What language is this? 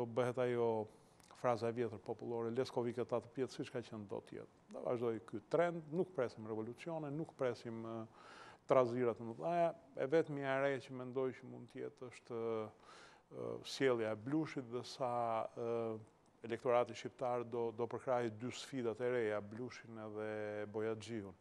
Romanian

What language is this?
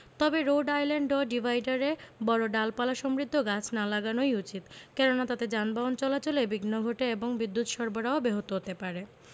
Bangla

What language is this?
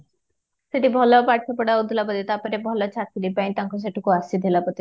Odia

